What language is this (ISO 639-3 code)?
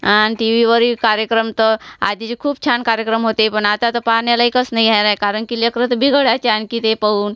mar